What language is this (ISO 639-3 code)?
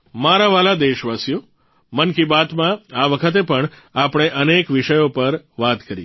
guj